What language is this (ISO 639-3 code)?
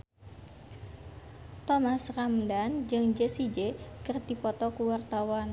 sun